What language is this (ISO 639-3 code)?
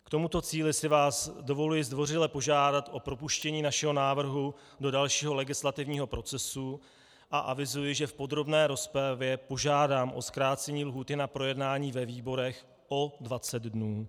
ces